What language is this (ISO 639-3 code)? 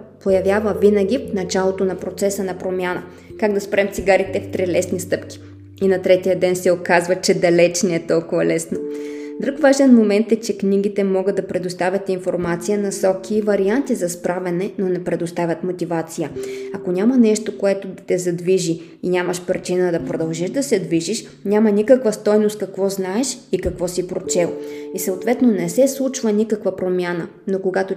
bul